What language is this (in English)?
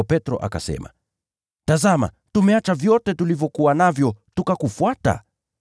Swahili